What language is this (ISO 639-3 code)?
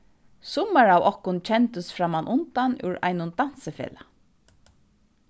fao